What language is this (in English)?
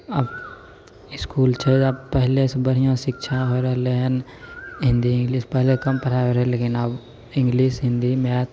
Maithili